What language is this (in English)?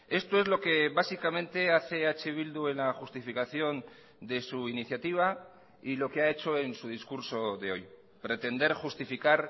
Spanish